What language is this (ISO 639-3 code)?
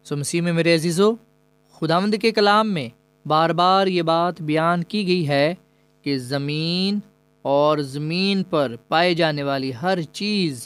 urd